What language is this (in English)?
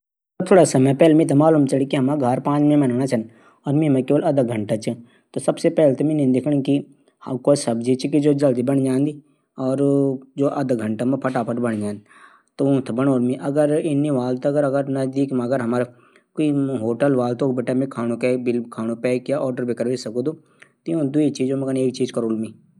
Garhwali